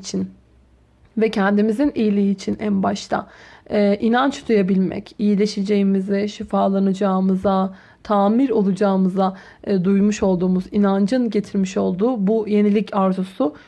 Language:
Turkish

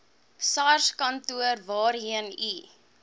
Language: Afrikaans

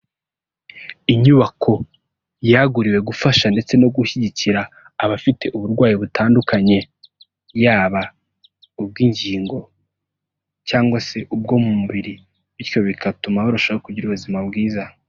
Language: Kinyarwanda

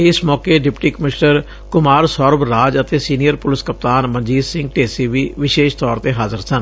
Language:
Punjabi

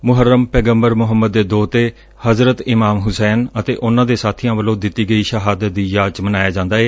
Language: Punjabi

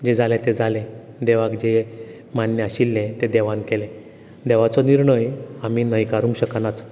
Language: Konkani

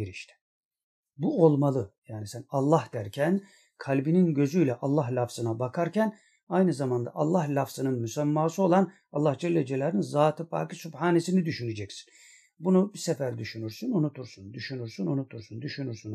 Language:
Turkish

